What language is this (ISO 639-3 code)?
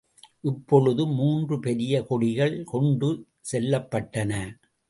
tam